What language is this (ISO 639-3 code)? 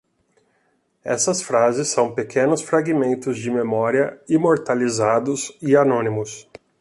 por